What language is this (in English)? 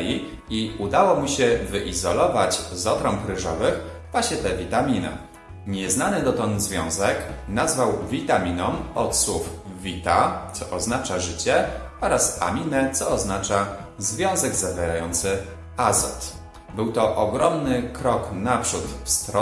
Polish